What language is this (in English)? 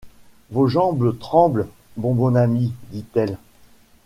French